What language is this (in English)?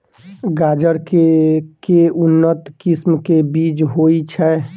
Maithili